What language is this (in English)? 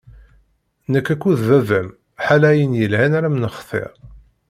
Kabyle